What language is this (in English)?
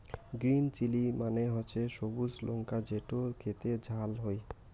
Bangla